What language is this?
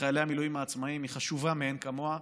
Hebrew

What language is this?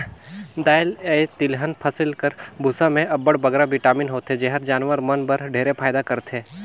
Chhattisgarhi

